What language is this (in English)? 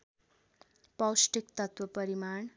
Nepali